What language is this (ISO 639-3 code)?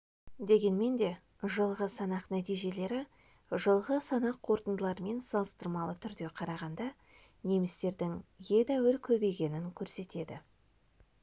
kaz